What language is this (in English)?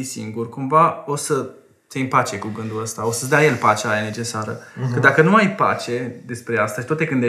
Romanian